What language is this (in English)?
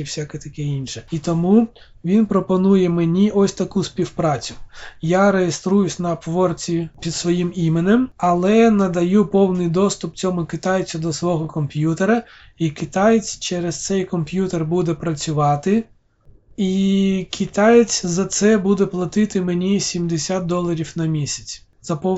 Ukrainian